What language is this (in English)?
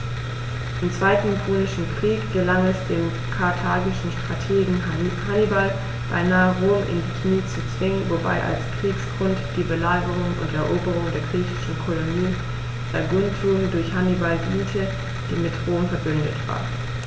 German